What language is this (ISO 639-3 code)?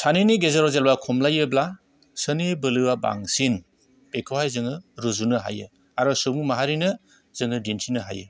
brx